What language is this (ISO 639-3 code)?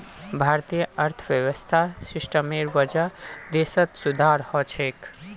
mag